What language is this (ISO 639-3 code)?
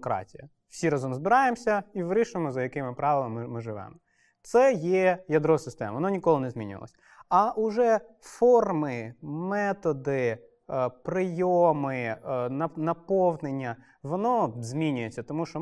ukr